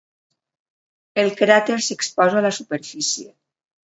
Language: Catalan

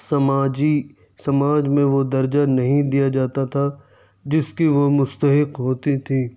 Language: Urdu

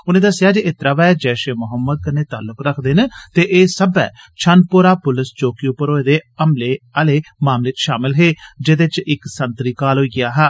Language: Dogri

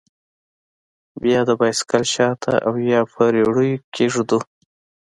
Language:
Pashto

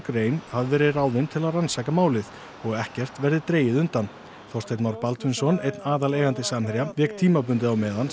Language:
Icelandic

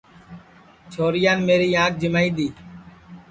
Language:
Sansi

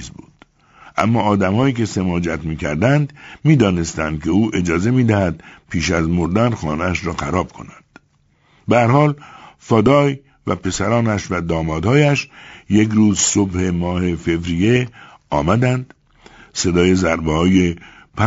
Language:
Persian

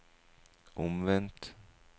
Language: Norwegian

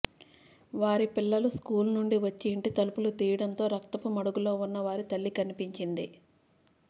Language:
Telugu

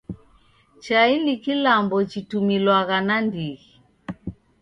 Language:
Taita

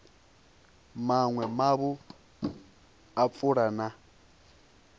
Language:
Venda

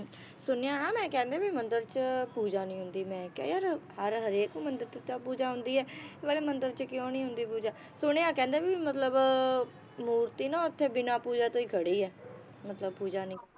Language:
Punjabi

